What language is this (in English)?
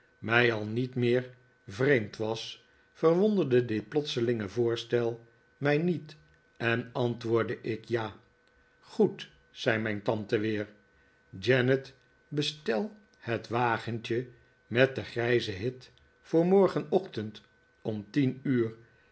Dutch